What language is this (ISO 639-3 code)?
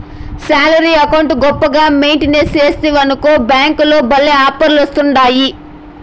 tel